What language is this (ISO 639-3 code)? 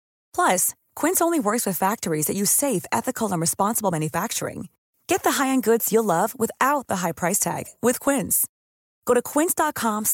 fil